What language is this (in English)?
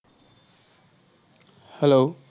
Assamese